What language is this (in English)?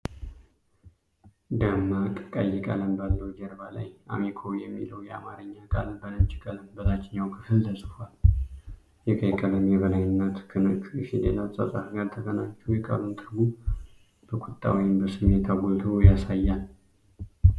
Amharic